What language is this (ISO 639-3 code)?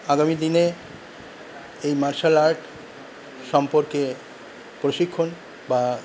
ben